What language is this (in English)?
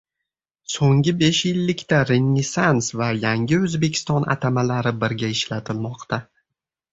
Uzbek